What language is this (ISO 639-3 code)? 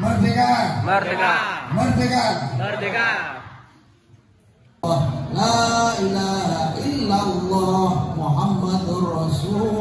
ind